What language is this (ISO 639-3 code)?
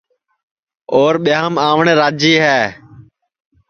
ssi